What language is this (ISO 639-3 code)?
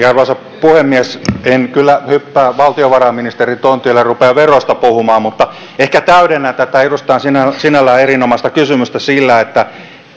fin